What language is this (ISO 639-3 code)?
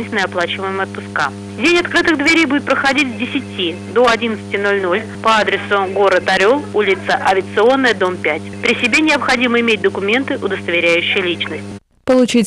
rus